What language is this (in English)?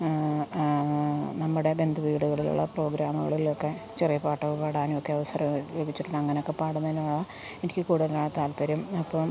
Malayalam